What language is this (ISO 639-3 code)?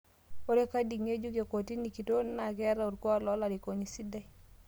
mas